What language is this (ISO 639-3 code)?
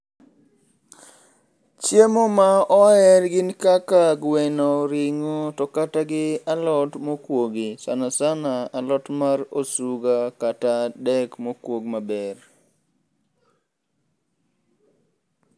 luo